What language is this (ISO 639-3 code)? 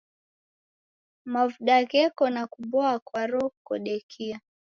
dav